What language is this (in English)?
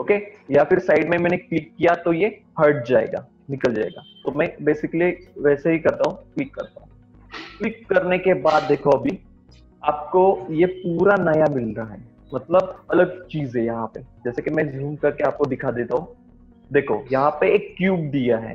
Hindi